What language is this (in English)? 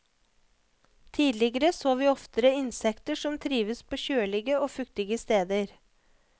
Norwegian